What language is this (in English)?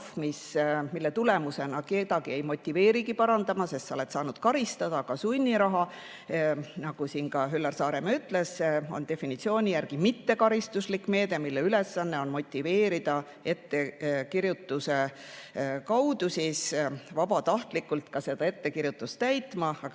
Estonian